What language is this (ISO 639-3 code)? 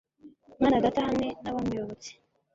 kin